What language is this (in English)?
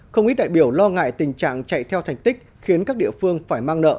Vietnamese